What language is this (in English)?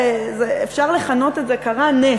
Hebrew